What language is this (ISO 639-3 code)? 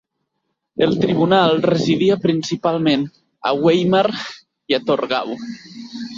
cat